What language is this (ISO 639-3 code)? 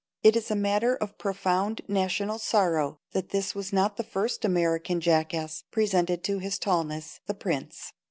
eng